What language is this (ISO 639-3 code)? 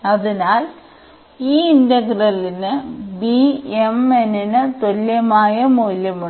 mal